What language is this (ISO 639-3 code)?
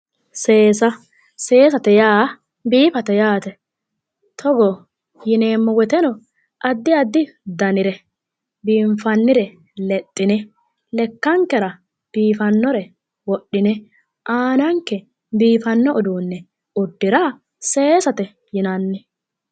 sid